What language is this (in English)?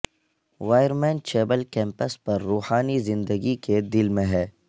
Urdu